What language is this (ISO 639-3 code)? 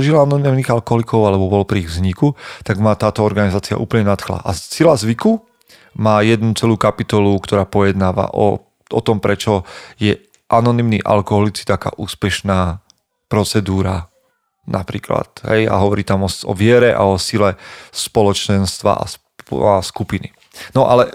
slk